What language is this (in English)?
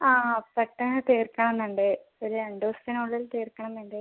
Malayalam